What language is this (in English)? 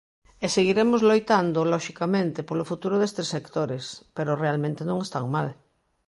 Galician